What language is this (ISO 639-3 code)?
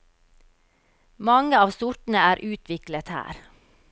nor